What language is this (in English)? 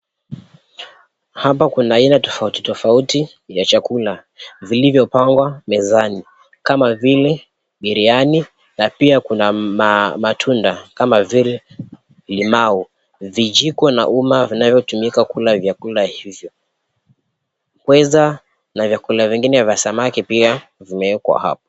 Swahili